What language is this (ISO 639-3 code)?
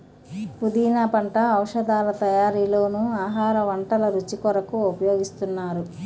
tel